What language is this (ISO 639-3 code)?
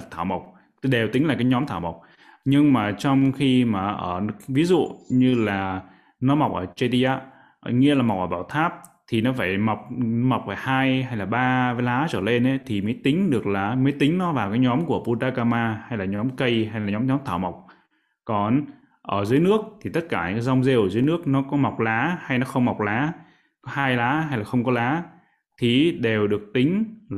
vie